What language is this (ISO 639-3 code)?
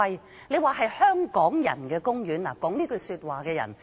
yue